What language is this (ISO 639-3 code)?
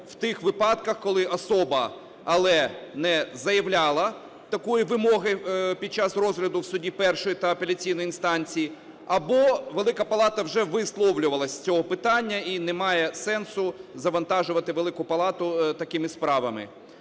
ukr